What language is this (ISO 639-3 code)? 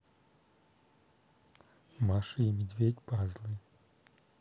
rus